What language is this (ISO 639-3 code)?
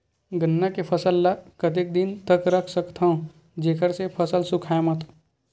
hne